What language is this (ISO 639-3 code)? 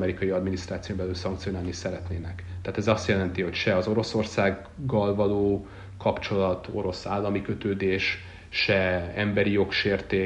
hun